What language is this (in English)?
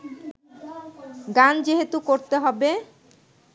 Bangla